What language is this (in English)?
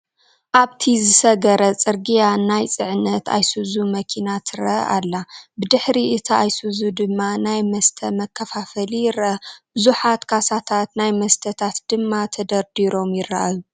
Tigrinya